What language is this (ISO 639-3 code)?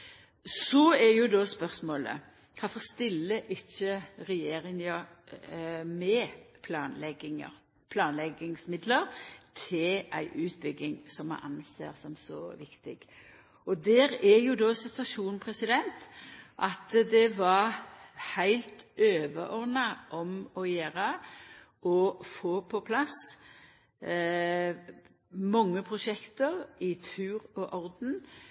nno